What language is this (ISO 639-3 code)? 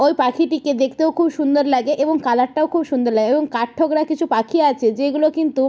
ben